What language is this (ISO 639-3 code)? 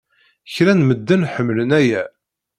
kab